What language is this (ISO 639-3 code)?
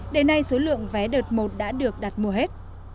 vie